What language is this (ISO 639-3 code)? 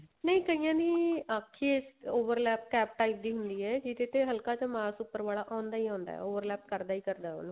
pan